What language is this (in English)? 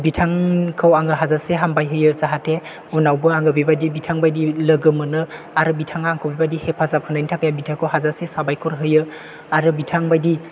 Bodo